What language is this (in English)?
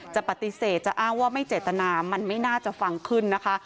Thai